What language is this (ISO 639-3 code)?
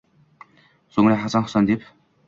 uzb